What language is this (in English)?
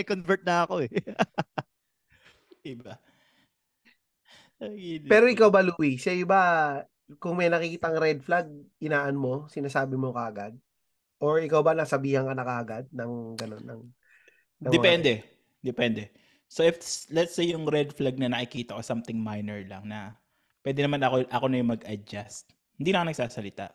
Filipino